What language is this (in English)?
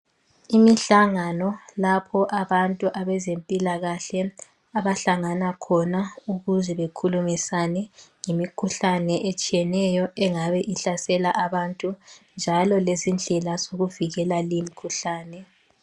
North Ndebele